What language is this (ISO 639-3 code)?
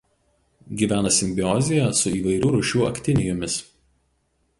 lit